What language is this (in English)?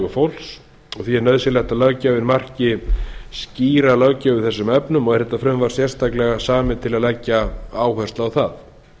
Icelandic